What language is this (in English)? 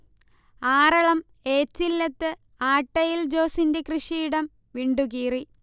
Malayalam